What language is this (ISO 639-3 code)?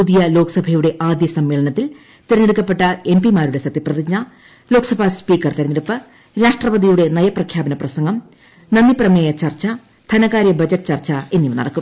mal